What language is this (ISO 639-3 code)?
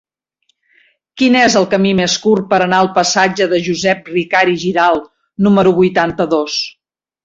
cat